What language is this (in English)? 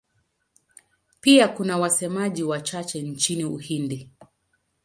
Swahili